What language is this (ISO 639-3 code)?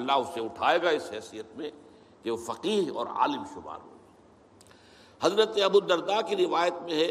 urd